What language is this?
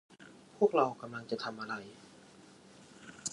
Thai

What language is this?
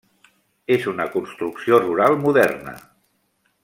Catalan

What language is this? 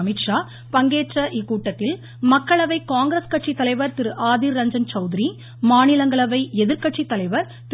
Tamil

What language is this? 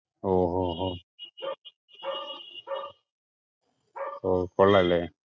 Malayalam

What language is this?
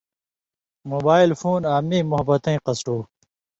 Indus Kohistani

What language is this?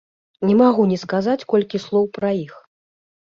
Belarusian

